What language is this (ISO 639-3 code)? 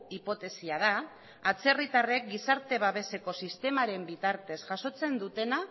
eus